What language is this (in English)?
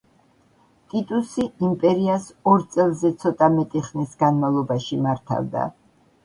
Georgian